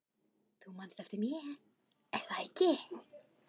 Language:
Icelandic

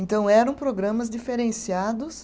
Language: Portuguese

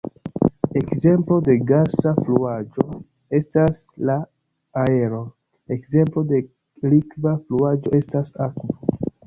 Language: Esperanto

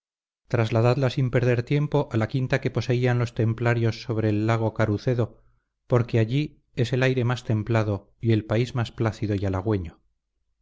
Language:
Spanish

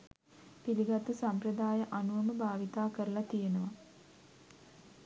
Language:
Sinhala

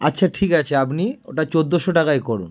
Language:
Bangla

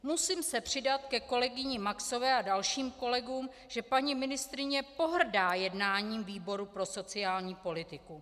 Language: Czech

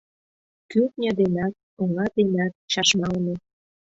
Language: Mari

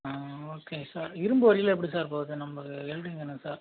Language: Tamil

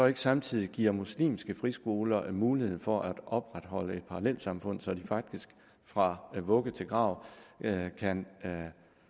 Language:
Danish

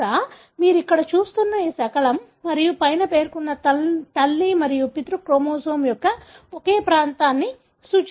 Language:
Telugu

